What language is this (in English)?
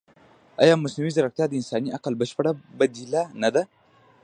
Pashto